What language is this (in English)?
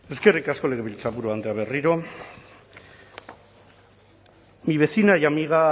Basque